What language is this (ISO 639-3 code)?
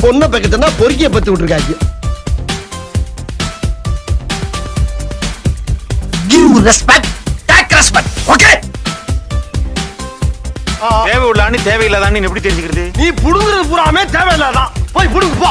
eng